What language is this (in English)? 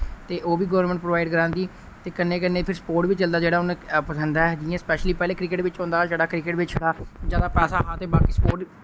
Dogri